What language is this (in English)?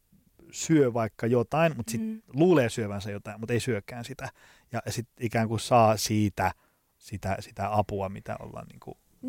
Finnish